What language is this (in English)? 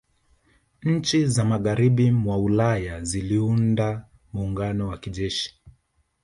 Swahili